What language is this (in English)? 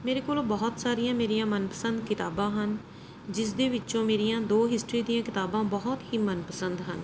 Punjabi